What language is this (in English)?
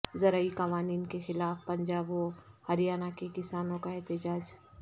Urdu